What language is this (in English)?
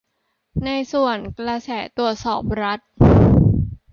Thai